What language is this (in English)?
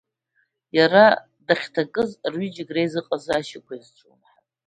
Abkhazian